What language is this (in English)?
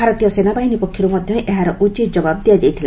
Odia